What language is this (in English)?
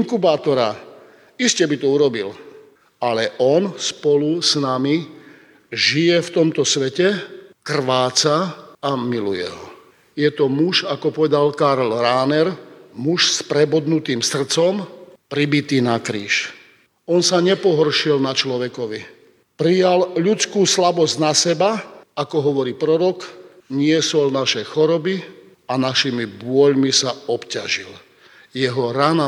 Slovak